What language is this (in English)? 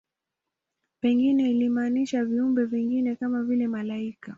Swahili